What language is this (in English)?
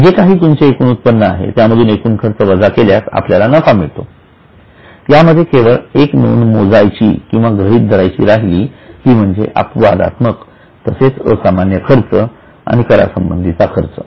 Marathi